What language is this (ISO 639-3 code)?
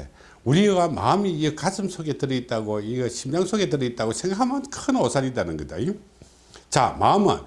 kor